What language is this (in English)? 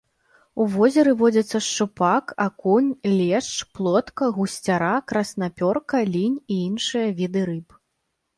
Belarusian